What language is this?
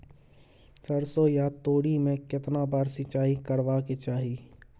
Maithili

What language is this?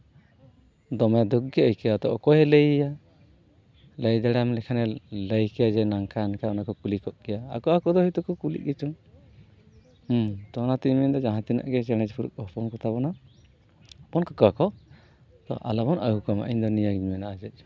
Santali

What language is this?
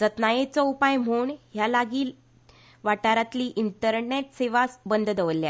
Konkani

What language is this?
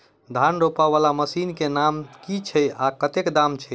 Maithili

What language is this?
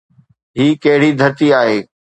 Sindhi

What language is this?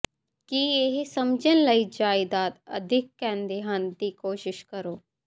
Punjabi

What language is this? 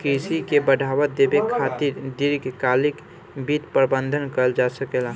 Bhojpuri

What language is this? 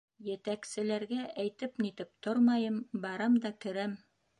Bashkir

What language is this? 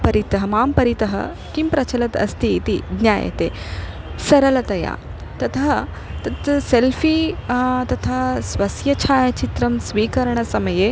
Sanskrit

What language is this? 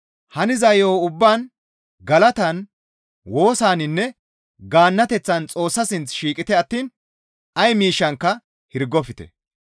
Gamo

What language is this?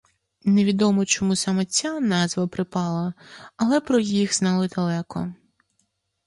Ukrainian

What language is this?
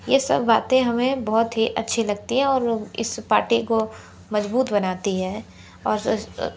Hindi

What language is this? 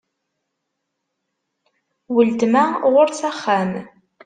Kabyle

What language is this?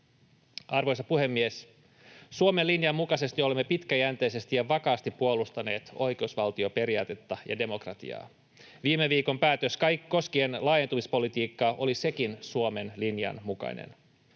Finnish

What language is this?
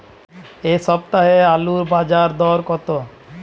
Bangla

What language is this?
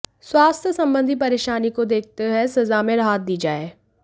Hindi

